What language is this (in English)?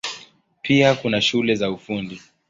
Swahili